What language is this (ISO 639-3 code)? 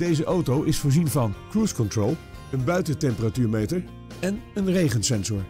nld